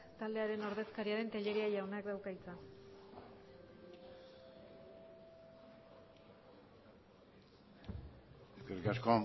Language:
Basque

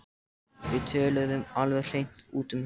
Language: Icelandic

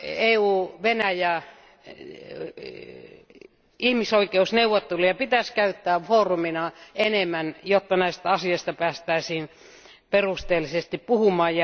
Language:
Finnish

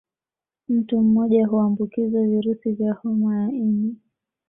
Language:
Swahili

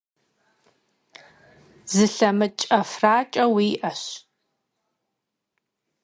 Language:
Kabardian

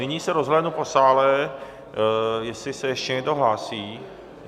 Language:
Czech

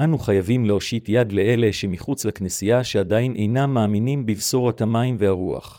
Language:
Hebrew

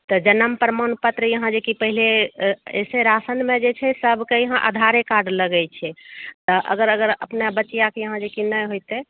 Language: Maithili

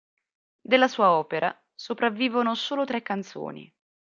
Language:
Italian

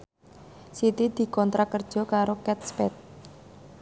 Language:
Javanese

